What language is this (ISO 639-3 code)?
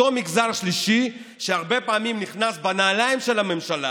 heb